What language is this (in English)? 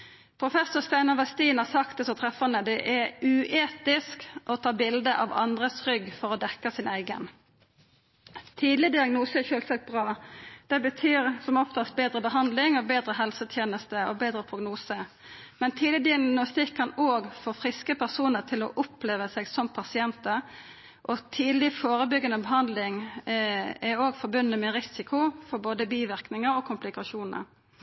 Norwegian Nynorsk